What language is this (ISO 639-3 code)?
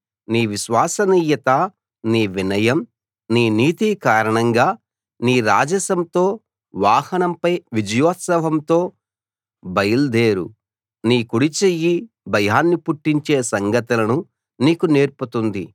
tel